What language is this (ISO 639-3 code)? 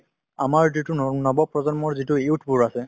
asm